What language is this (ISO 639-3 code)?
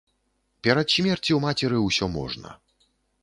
bel